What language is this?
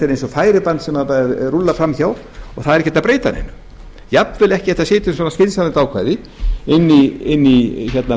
Icelandic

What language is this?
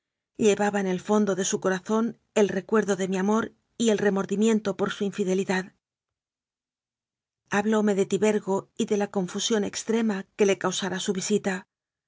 Spanish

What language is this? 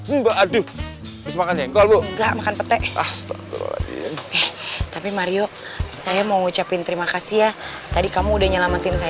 Indonesian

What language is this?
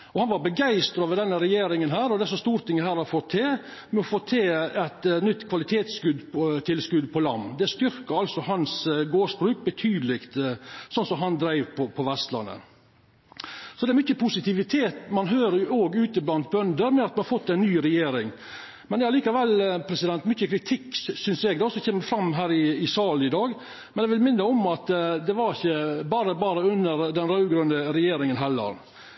Norwegian Nynorsk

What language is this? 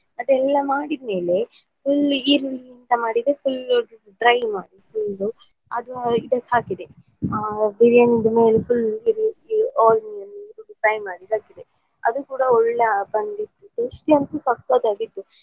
Kannada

